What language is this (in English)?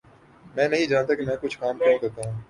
Urdu